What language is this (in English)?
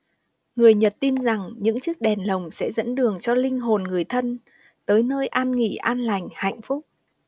Vietnamese